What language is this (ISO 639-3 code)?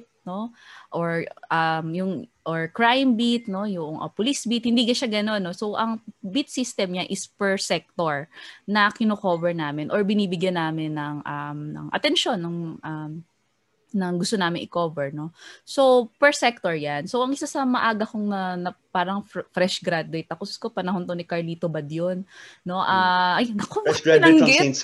fil